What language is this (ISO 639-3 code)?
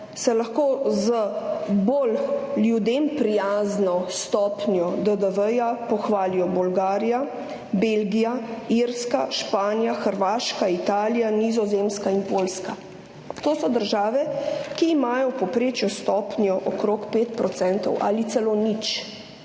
slv